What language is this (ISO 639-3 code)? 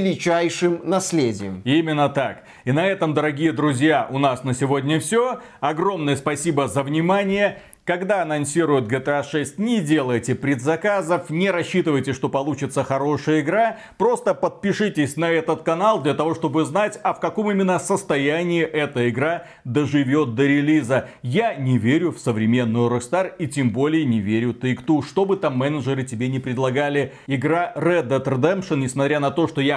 rus